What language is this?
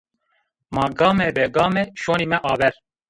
Zaza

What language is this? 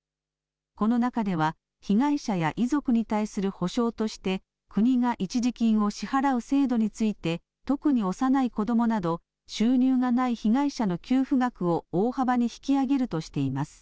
Japanese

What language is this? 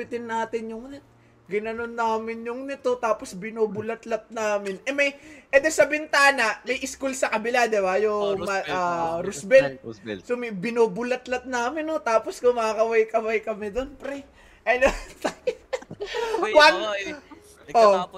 Filipino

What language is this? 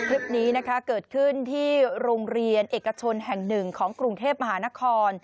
Thai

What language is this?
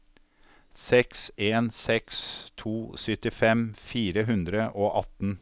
Norwegian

